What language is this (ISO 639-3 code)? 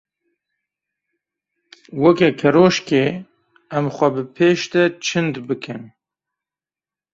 kur